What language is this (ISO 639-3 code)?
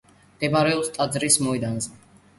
kat